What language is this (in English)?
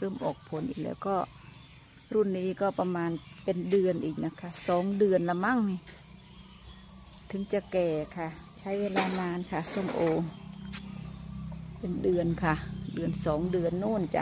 Thai